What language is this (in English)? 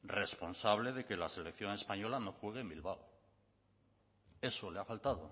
Spanish